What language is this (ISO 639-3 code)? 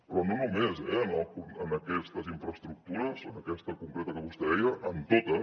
cat